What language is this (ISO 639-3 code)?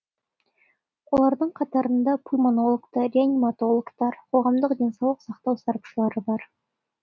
kaz